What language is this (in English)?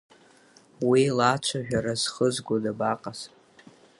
Abkhazian